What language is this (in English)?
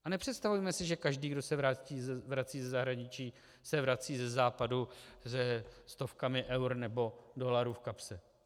Czech